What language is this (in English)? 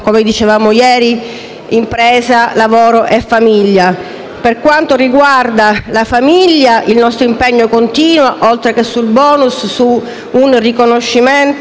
Italian